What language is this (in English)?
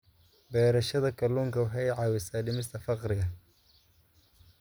Somali